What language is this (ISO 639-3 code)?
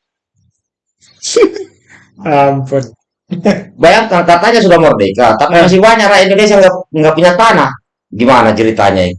ind